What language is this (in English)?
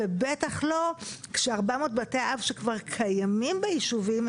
Hebrew